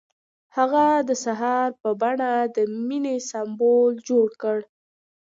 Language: Pashto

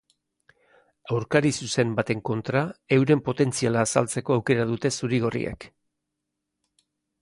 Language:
Basque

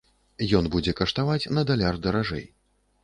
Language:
Belarusian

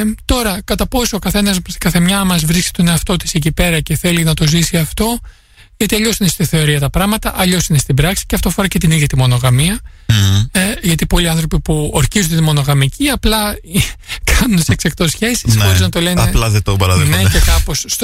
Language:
Greek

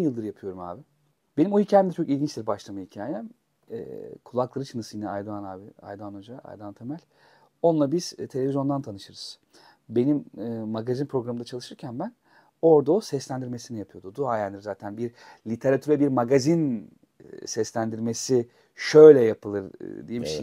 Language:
Turkish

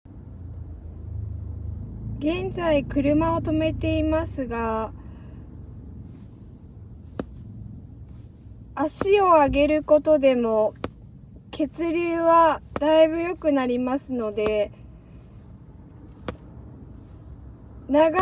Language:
Japanese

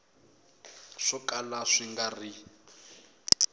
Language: Tsonga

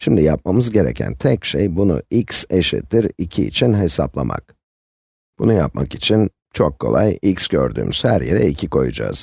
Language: Turkish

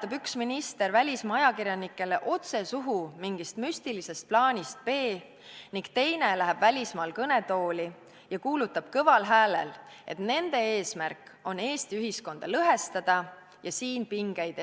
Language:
Estonian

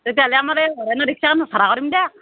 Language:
Assamese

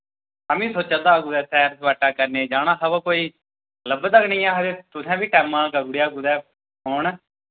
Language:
Dogri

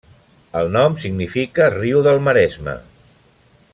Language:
Catalan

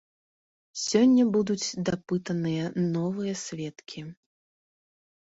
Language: Belarusian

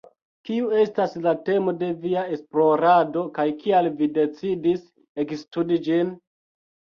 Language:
Esperanto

